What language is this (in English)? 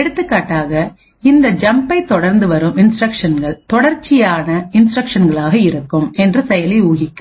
Tamil